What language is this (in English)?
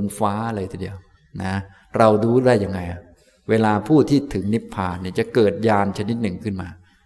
Thai